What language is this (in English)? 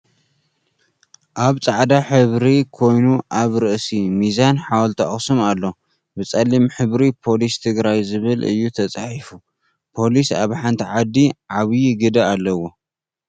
Tigrinya